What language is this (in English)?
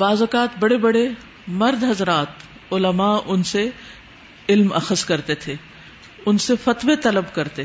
Urdu